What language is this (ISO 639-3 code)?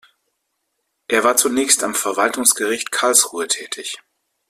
deu